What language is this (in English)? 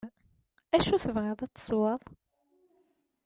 Kabyle